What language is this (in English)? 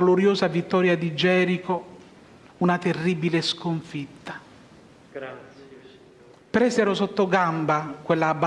Italian